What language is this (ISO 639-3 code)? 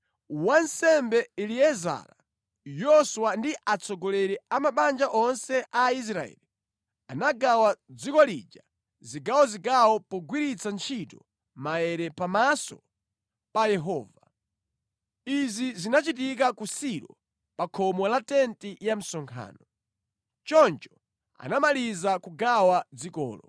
nya